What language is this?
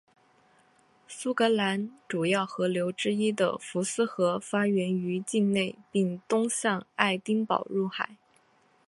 Chinese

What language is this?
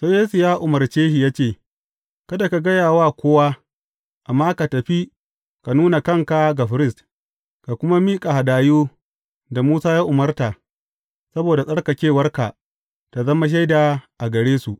Hausa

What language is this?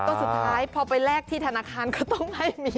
Thai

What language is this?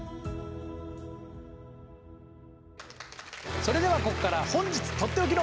Japanese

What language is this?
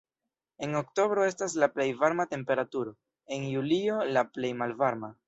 Esperanto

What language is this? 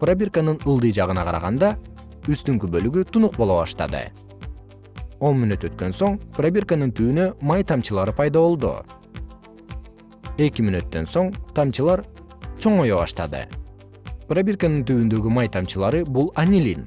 Kyrgyz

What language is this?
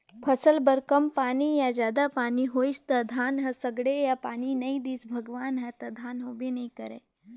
Chhattisgarhi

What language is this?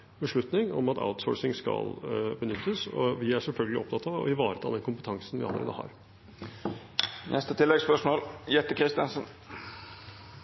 Norwegian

